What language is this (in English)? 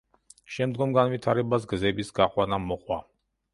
Georgian